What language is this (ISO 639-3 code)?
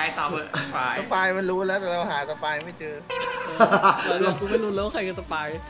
tha